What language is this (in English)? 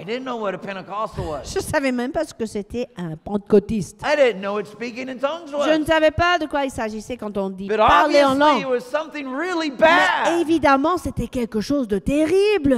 French